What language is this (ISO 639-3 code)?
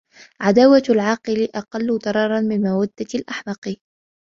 ara